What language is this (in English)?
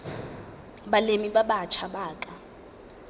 Southern Sotho